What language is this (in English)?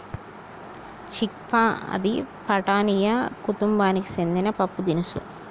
Telugu